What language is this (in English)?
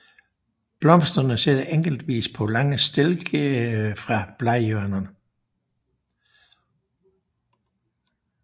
Danish